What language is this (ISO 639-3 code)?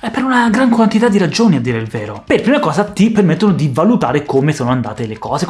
ita